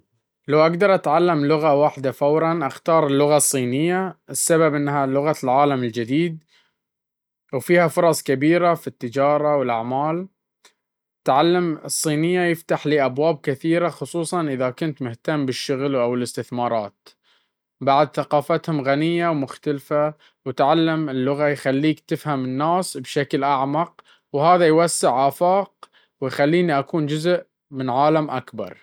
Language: Baharna Arabic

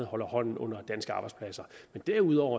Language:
Danish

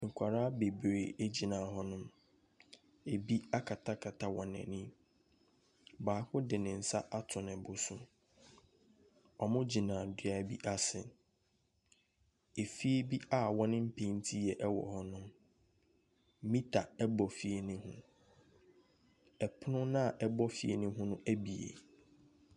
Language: Akan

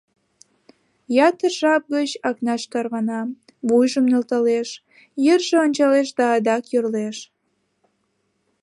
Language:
Mari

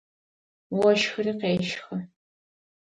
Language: Adyghe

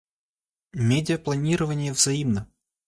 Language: Russian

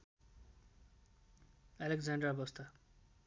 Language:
Nepali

